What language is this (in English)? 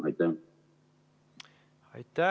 Estonian